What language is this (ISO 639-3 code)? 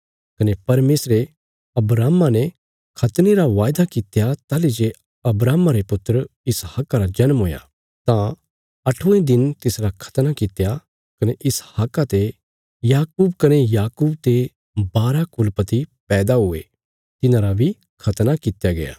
kfs